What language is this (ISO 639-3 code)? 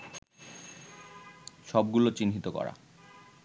ben